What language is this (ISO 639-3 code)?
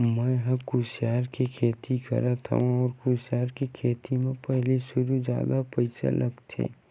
hne